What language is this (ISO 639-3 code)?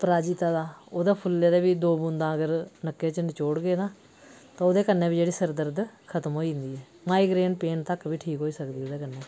doi